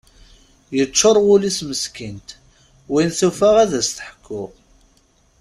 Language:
Kabyle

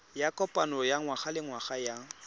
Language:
Tswana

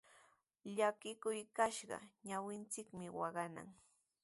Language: Sihuas Ancash Quechua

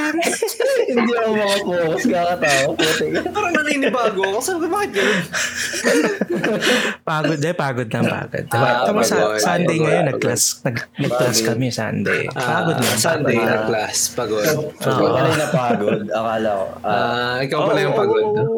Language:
Filipino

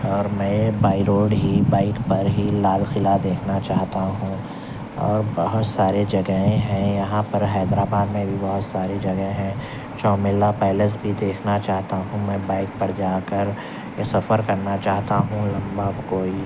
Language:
Urdu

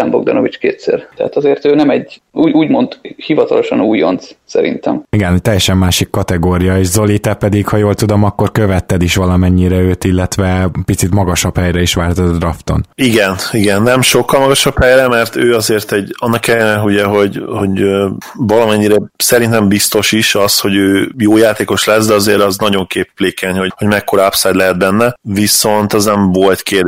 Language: Hungarian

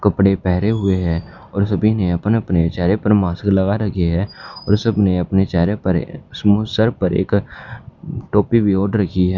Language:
Hindi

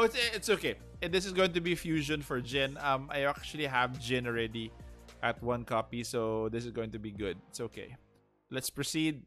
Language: English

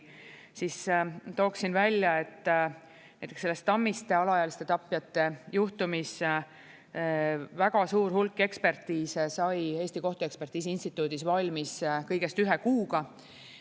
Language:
Estonian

